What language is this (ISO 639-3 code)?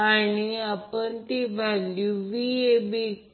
mar